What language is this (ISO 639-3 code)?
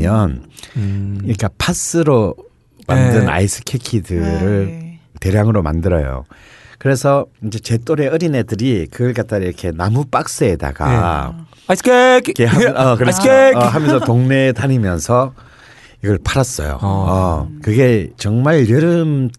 kor